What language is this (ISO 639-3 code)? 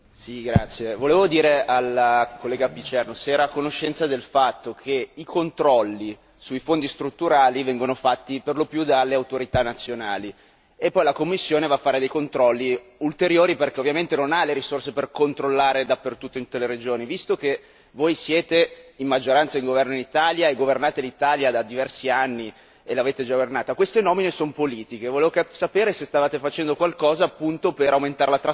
ita